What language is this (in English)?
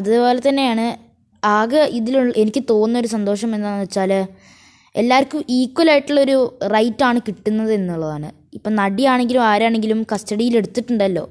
Malayalam